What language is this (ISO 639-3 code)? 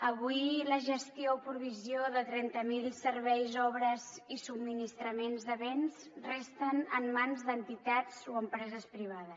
cat